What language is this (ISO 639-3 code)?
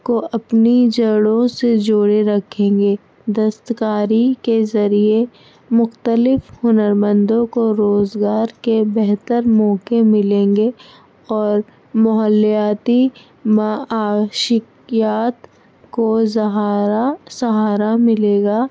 urd